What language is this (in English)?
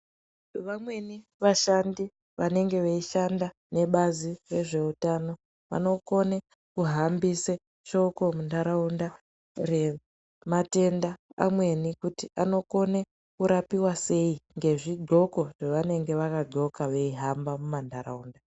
Ndau